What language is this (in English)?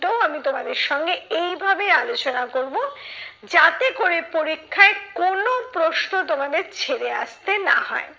Bangla